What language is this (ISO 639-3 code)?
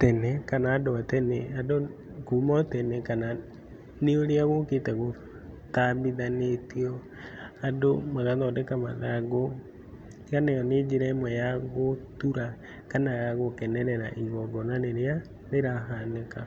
kik